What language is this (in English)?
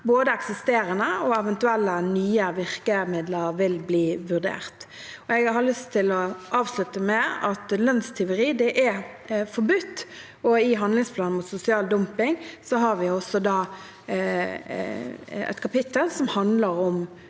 Norwegian